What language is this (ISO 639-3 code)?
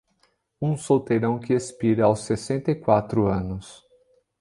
por